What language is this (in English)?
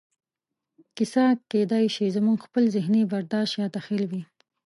Pashto